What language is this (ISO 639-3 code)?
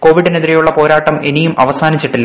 mal